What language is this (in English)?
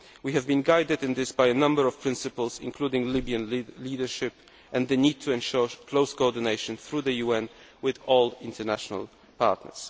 English